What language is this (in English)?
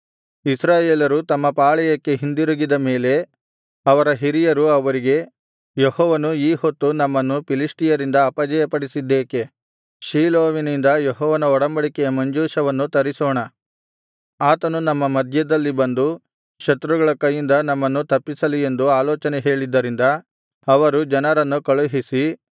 Kannada